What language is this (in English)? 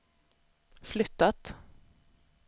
Swedish